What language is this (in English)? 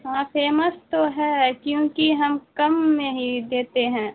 Urdu